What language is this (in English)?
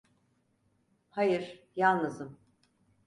Turkish